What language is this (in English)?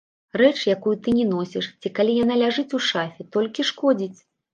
Belarusian